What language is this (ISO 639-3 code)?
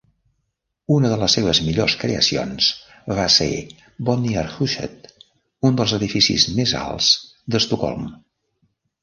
cat